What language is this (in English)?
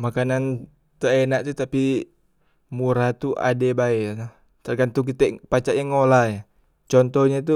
Musi